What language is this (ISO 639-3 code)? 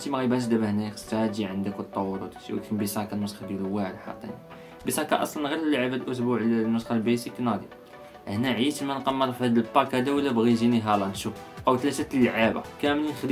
ara